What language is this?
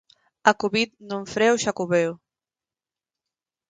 Galician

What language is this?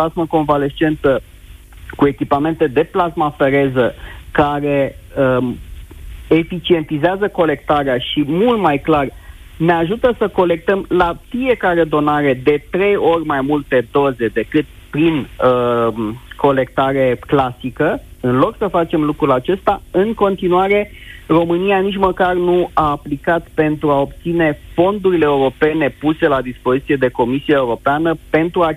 Romanian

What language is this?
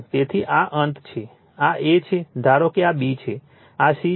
Gujarati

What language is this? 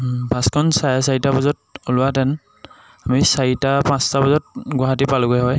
Assamese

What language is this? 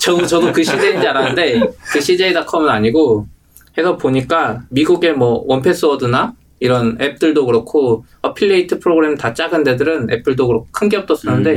Korean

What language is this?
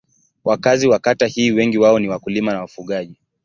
Swahili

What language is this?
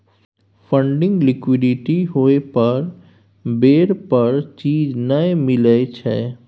Maithili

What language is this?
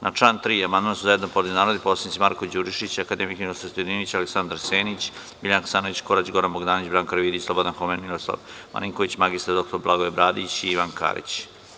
Serbian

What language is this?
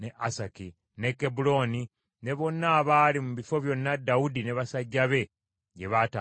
Ganda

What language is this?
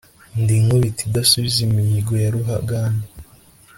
Kinyarwanda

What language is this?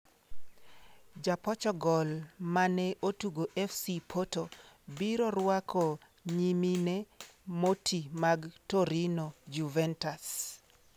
Luo (Kenya and Tanzania)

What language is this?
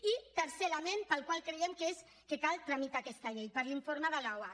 Catalan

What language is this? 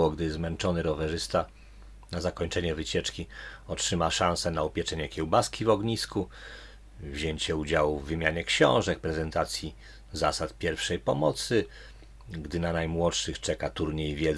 Polish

